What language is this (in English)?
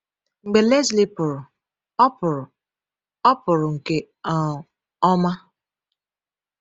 Igbo